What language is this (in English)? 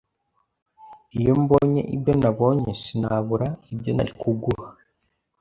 Kinyarwanda